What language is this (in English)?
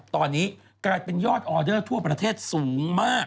Thai